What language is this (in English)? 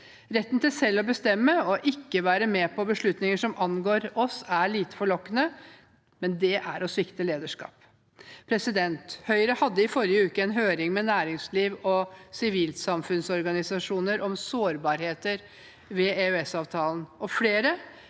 Norwegian